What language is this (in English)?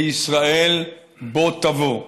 Hebrew